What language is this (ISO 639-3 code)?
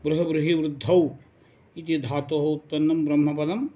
san